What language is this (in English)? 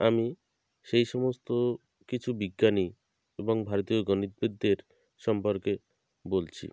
Bangla